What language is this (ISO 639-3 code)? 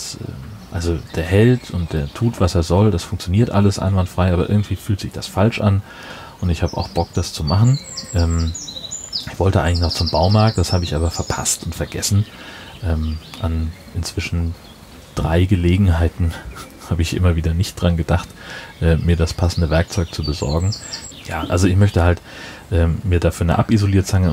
deu